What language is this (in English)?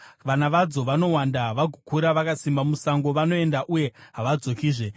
Shona